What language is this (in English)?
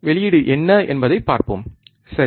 Tamil